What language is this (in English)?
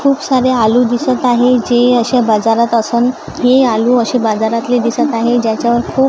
Marathi